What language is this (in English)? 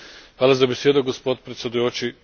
Slovenian